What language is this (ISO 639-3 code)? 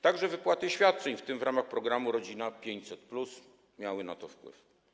pol